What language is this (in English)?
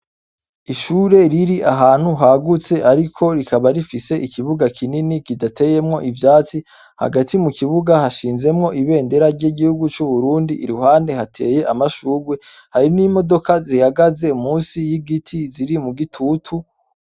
Rundi